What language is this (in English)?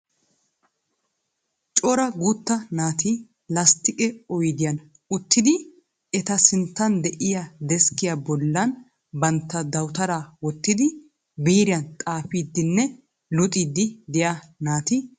Wolaytta